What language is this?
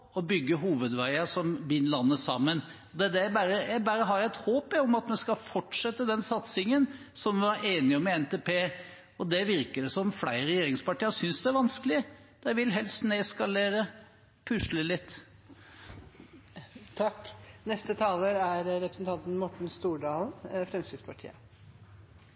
Norwegian Bokmål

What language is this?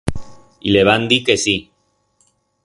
Aragonese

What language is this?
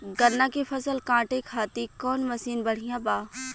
Bhojpuri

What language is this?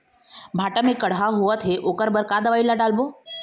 Chhattisgarhi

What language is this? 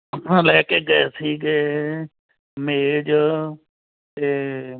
Punjabi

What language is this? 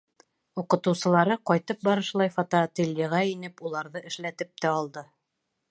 Bashkir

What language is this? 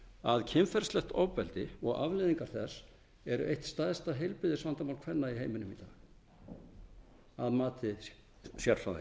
Icelandic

